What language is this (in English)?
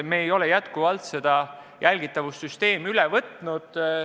Estonian